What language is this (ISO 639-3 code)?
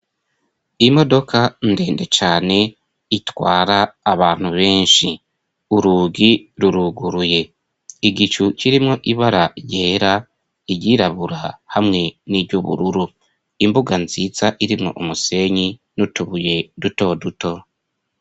run